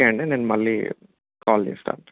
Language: Telugu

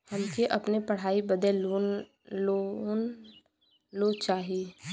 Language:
Bhojpuri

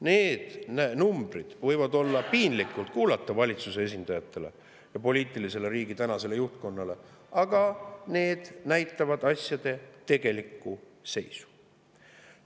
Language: Estonian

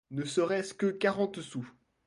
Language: French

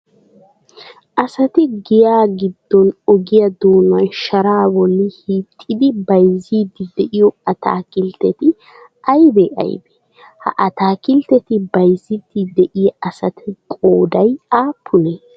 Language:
Wolaytta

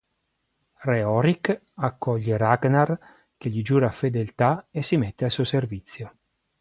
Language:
Italian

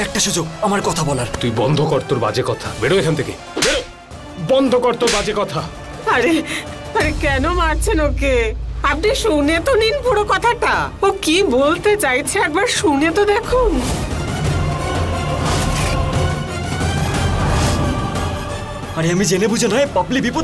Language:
Arabic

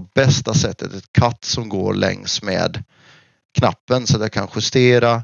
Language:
Swedish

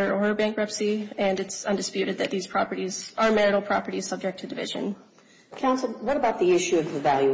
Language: English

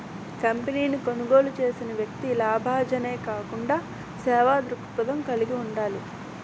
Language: Telugu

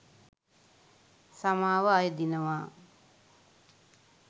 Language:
Sinhala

